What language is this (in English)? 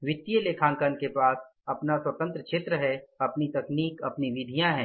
Hindi